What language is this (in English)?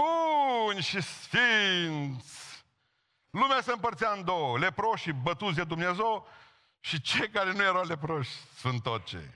Romanian